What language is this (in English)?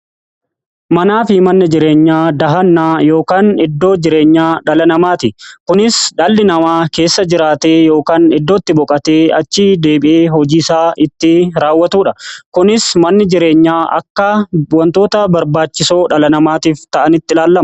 Oromo